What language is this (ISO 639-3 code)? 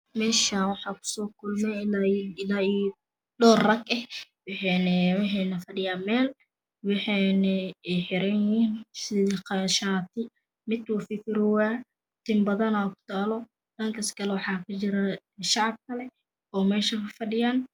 som